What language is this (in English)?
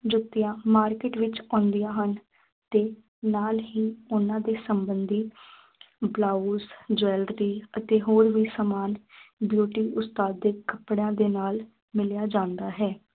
Punjabi